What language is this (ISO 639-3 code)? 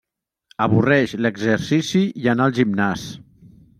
cat